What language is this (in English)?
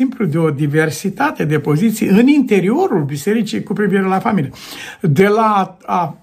Romanian